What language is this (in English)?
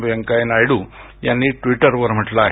Marathi